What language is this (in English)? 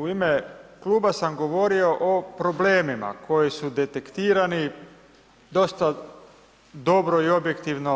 Croatian